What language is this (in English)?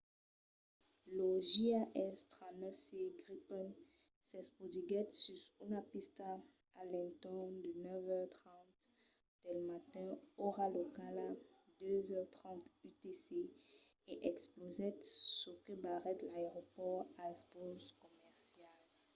Occitan